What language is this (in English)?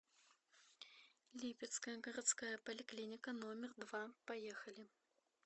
Russian